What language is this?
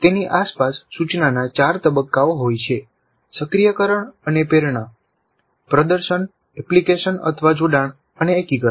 Gujarati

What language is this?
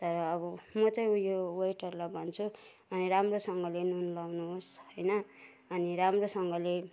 Nepali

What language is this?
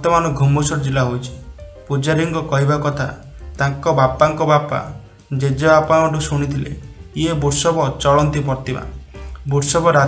Romanian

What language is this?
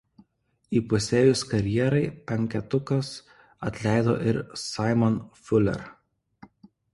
Lithuanian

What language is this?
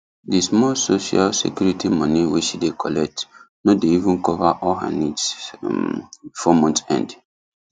Nigerian Pidgin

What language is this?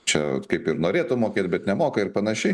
Lithuanian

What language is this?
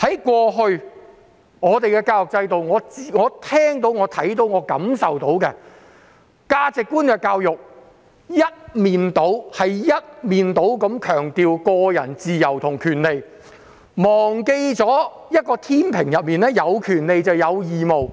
Cantonese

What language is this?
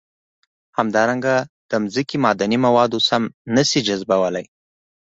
Pashto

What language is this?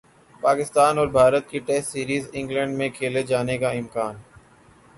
Urdu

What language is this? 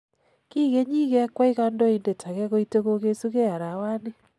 Kalenjin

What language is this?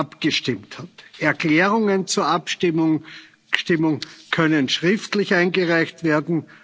German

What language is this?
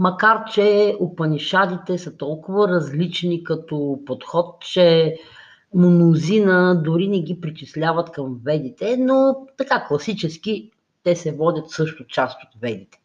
Bulgarian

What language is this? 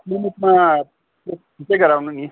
Nepali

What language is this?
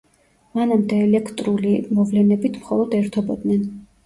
Georgian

